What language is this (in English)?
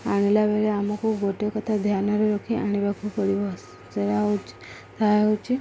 Odia